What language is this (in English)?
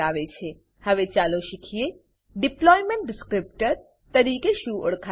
Gujarati